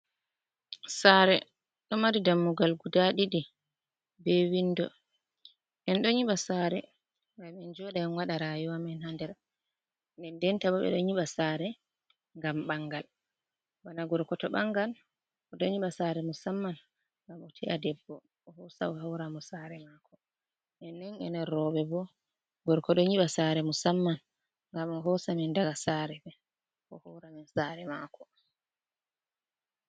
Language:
Fula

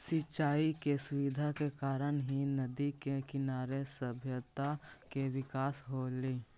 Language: Magahi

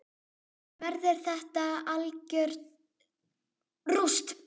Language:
Icelandic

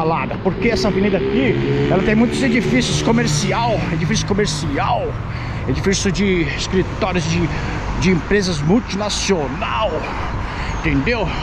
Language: Portuguese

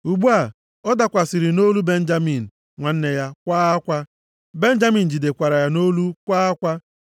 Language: Igbo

